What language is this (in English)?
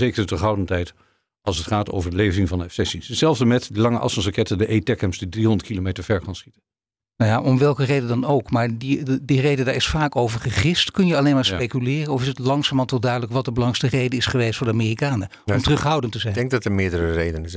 Dutch